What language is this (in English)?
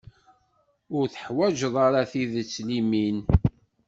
Kabyle